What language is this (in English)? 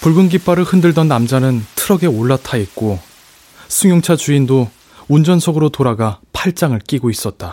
Korean